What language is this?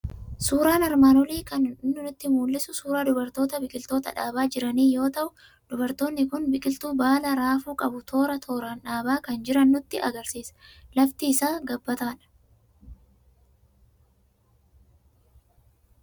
Oromo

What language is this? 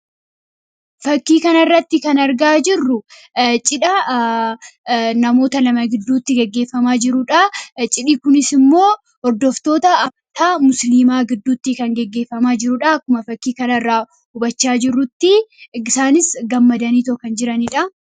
Oromo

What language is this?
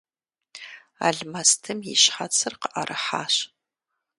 Kabardian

